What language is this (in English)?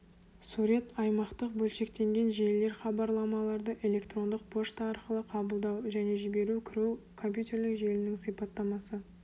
Kazakh